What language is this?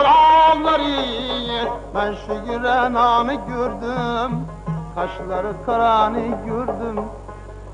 Uzbek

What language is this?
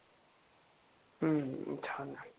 Marathi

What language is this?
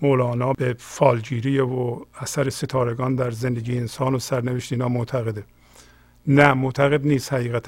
Persian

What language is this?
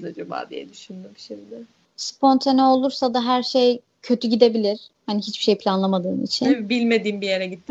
Turkish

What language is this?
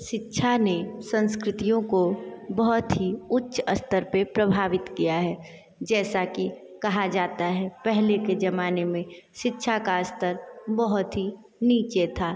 Hindi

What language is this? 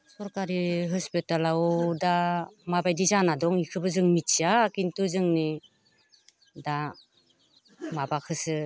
Bodo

